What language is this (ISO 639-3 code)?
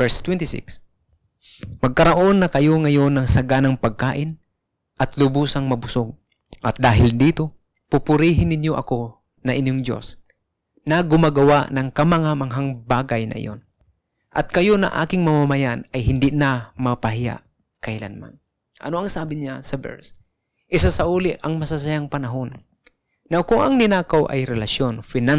fil